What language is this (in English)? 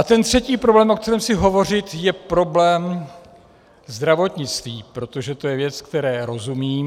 Czech